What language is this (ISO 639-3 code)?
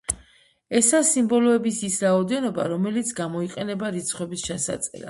kat